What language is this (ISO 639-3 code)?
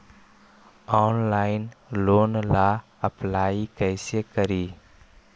mag